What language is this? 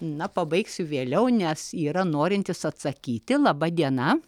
Lithuanian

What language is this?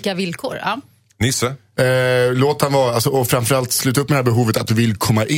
Swedish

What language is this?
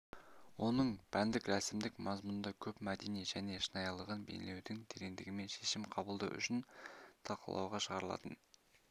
Kazakh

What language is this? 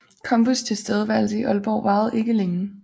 Danish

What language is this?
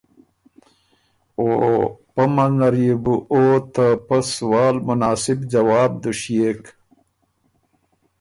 Ormuri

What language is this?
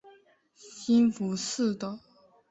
Chinese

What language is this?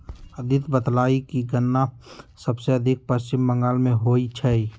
Magahi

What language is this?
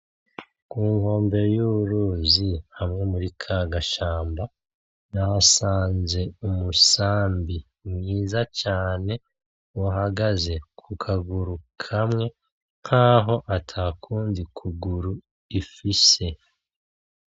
Rundi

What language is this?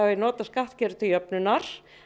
Icelandic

